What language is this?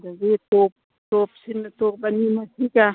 Manipuri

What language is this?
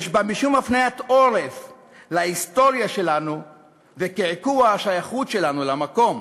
Hebrew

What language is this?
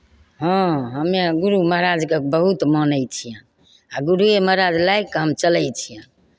Maithili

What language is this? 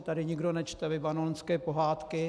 Czech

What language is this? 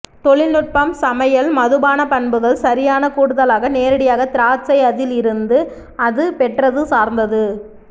Tamil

